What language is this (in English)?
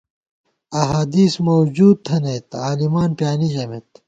Gawar-Bati